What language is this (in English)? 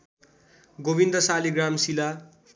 Nepali